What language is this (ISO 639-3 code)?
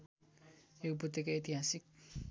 nep